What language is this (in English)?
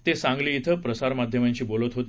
Marathi